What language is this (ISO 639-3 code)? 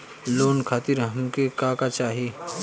bho